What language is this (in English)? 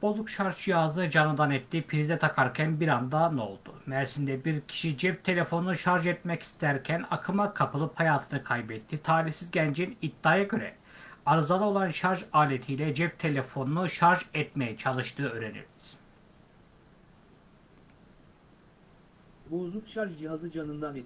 Turkish